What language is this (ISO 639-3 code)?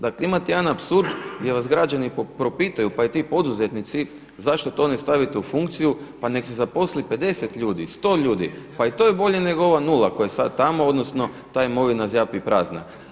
hrv